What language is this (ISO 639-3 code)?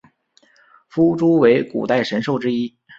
zho